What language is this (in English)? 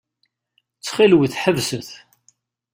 Kabyle